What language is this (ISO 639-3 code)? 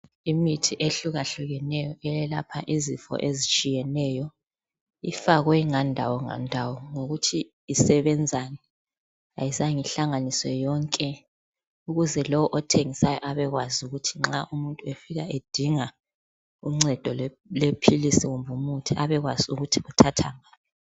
nde